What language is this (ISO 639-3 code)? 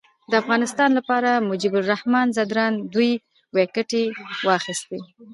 pus